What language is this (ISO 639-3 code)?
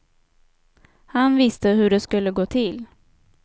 swe